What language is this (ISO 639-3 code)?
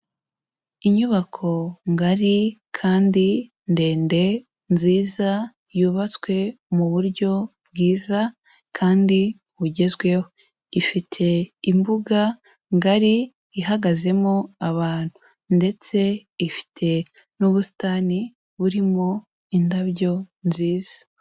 kin